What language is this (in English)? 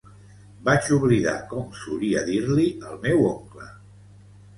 Catalan